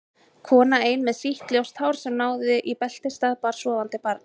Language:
Icelandic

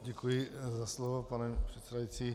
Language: Czech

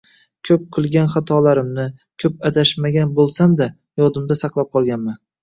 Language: Uzbek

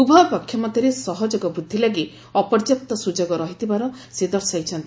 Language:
Odia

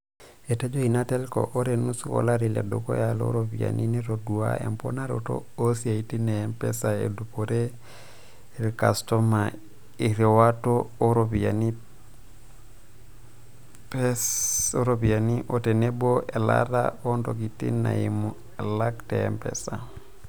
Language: Masai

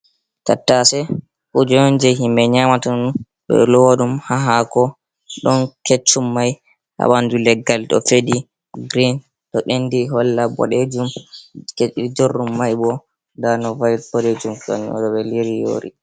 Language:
Fula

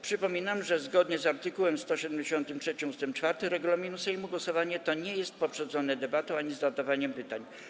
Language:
Polish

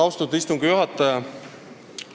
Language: Estonian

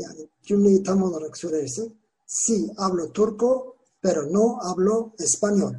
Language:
Turkish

